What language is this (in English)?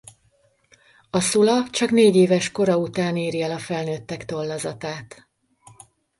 Hungarian